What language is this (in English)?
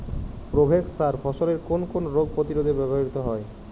Bangla